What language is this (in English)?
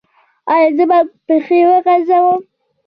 Pashto